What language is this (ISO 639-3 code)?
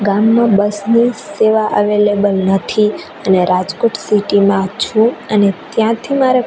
guj